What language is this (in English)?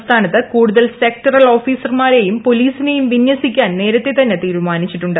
Malayalam